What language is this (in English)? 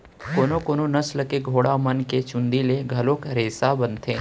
Chhattisgarhi